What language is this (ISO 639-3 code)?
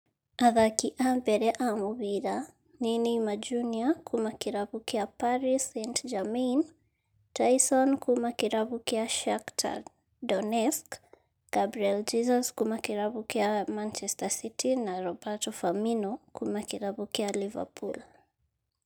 kik